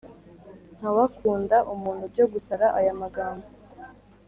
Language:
Kinyarwanda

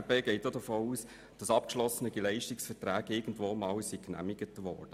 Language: Swiss German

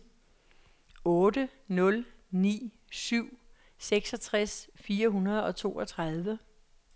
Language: Danish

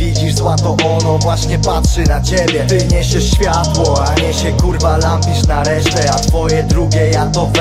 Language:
Polish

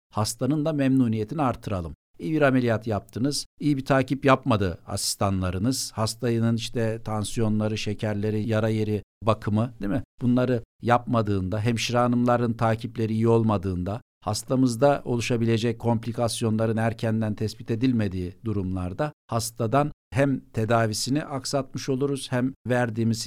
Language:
Turkish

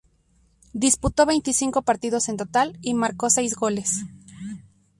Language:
Spanish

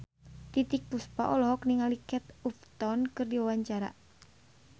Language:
Sundanese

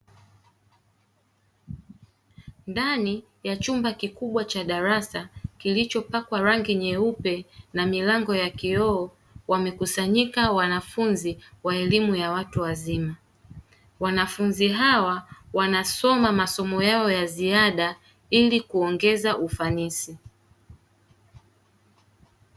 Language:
Swahili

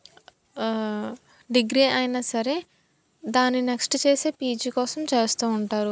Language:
Telugu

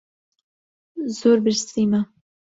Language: Central Kurdish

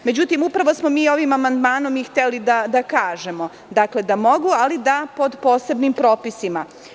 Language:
Serbian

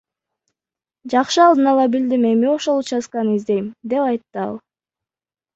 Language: Kyrgyz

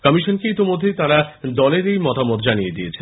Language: Bangla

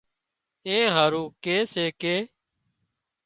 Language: Wadiyara Koli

